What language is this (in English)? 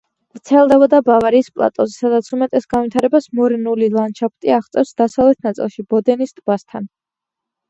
Georgian